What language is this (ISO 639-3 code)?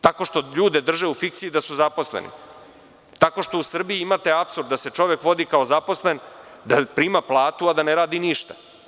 srp